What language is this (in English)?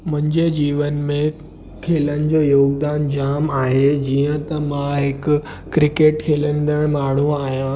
Sindhi